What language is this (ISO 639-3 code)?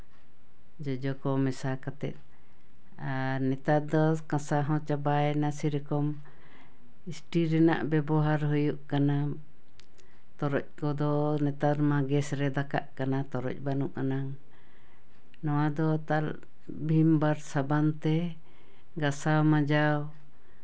sat